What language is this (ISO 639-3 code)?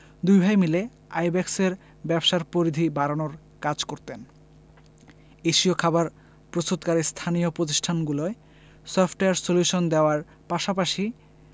ben